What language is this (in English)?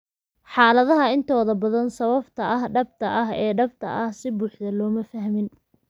Somali